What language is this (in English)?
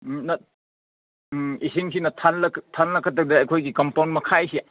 Manipuri